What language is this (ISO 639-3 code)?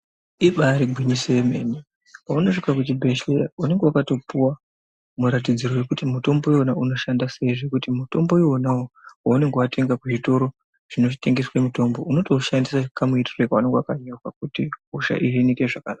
ndc